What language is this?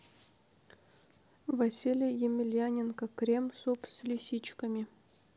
Russian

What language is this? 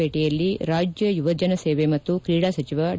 Kannada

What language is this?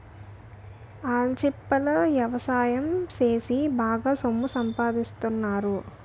Telugu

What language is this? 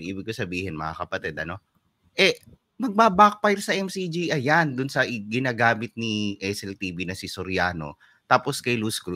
Filipino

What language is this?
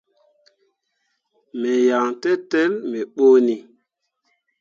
Mundang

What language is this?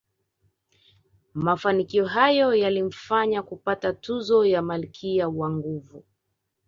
Swahili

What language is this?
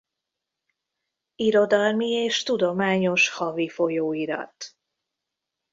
Hungarian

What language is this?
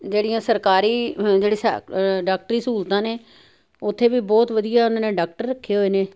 Punjabi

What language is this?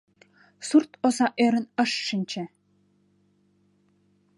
Mari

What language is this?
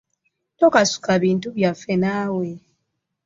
Ganda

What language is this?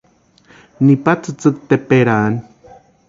Western Highland Purepecha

